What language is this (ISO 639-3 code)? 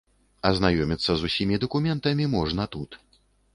bel